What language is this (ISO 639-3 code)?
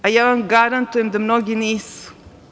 srp